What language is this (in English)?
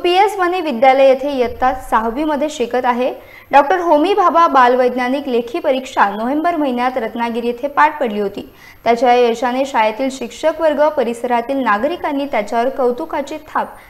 Arabic